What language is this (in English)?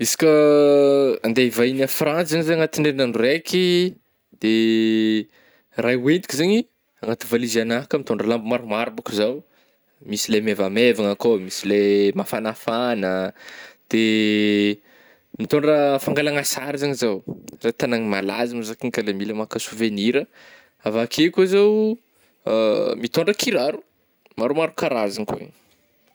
Northern Betsimisaraka Malagasy